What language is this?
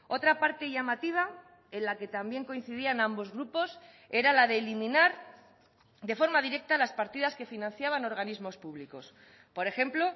Spanish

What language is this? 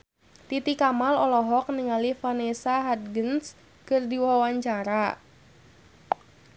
Sundanese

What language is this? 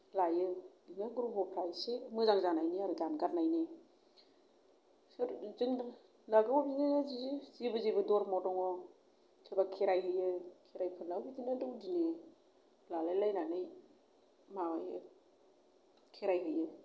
Bodo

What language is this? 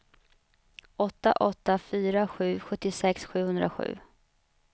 Swedish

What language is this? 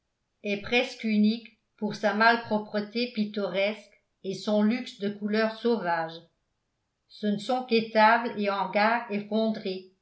French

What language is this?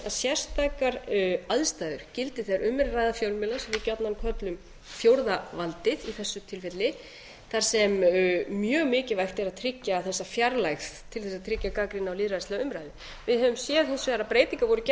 Icelandic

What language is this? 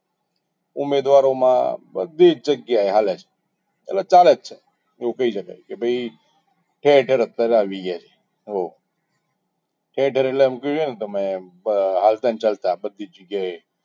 Gujarati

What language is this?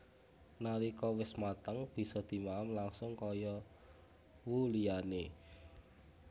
Javanese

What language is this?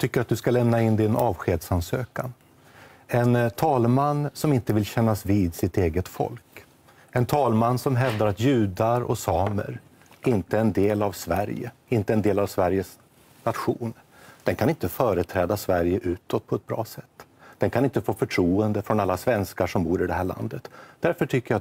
Swedish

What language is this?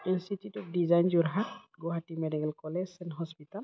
Bodo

